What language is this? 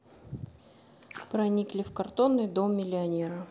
Russian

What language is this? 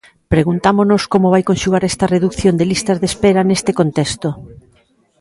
Galician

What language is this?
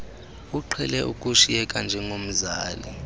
Xhosa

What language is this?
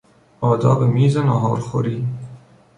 Persian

